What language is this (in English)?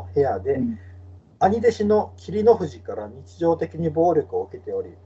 Japanese